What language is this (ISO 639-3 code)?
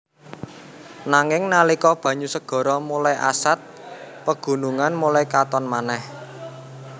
jav